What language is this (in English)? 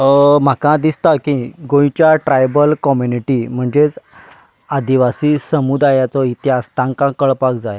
Konkani